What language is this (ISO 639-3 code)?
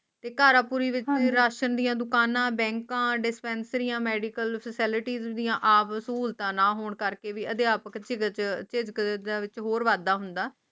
pan